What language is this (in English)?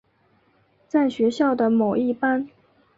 Chinese